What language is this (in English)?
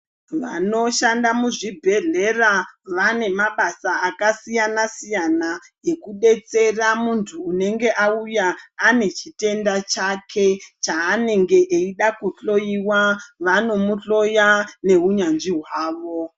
Ndau